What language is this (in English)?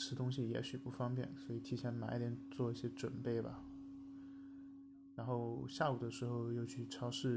Chinese